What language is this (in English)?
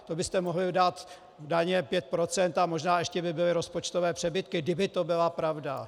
Czech